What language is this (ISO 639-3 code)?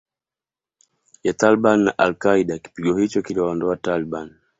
swa